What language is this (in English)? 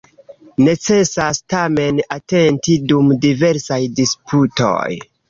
Esperanto